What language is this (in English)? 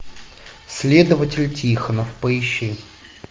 Russian